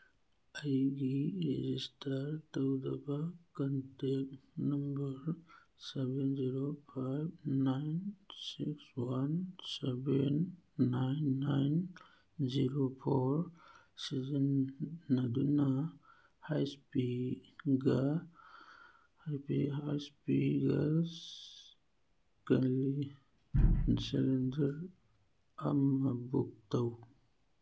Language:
Manipuri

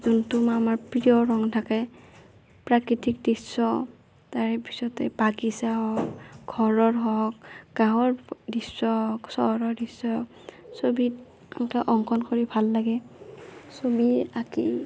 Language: Assamese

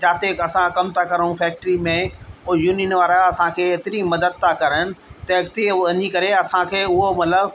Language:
Sindhi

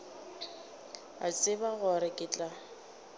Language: Northern Sotho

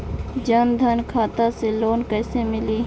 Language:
Bhojpuri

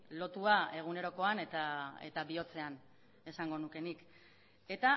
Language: Basque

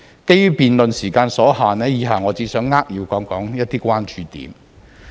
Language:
Cantonese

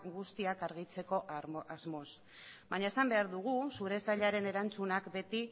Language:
Basque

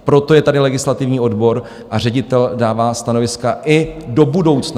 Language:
Czech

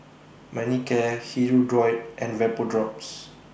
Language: English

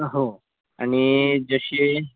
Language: Marathi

